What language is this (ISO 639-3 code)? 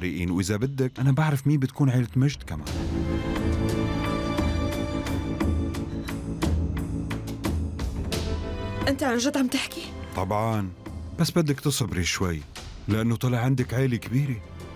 ara